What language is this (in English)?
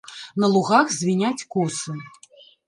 Belarusian